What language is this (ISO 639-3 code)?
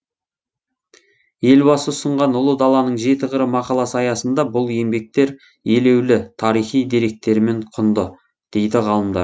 kaz